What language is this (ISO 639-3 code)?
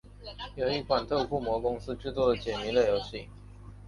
zho